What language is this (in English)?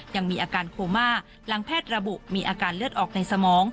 Thai